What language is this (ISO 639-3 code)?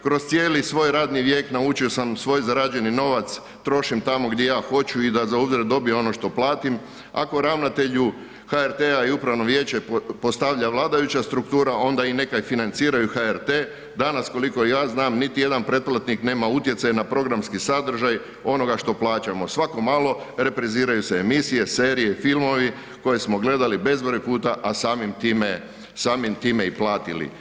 hrv